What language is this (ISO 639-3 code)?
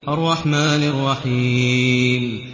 ara